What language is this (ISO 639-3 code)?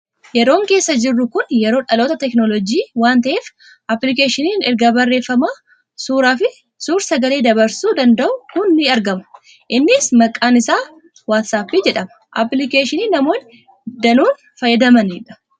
orm